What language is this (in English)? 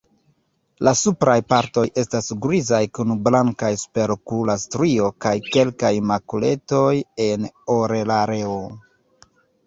Esperanto